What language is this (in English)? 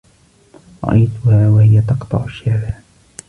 Arabic